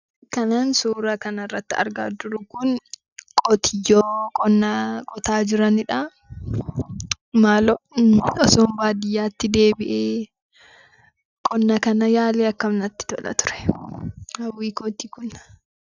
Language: Oromo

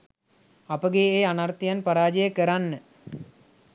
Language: Sinhala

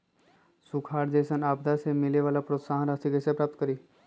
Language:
Magahi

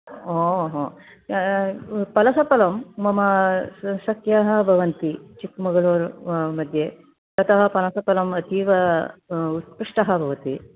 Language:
Sanskrit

